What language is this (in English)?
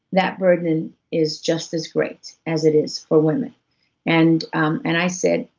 English